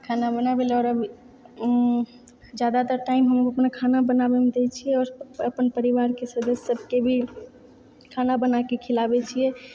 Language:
Maithili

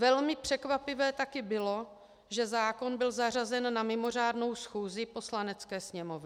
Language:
Czech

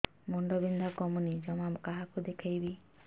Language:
Odia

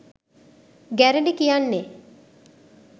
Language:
Sinhala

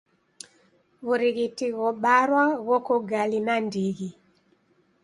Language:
Taita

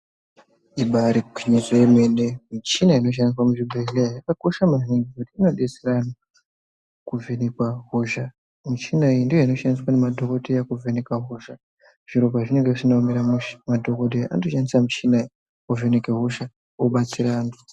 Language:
Ndau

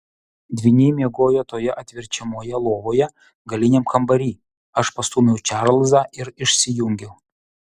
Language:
Lithuanian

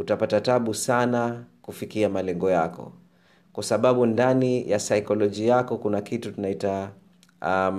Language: Swahili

